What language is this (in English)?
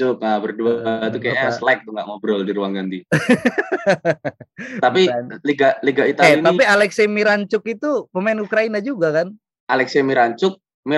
Indonesian